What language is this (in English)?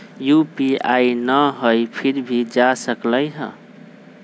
Magahi